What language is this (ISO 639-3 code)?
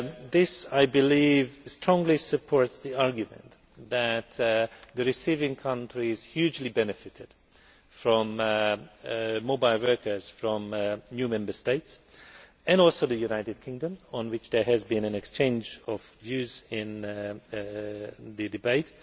eng